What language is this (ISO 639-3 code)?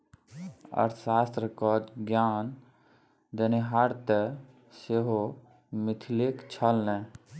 mai